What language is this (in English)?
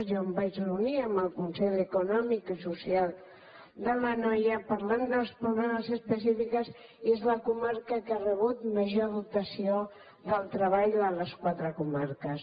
Catalan